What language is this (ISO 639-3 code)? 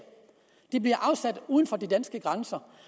dan